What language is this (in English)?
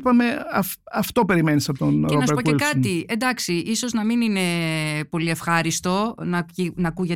Greek